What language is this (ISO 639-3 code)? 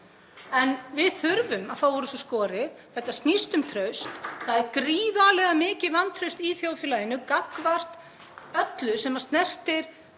isl